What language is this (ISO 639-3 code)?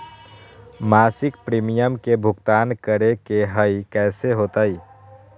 mag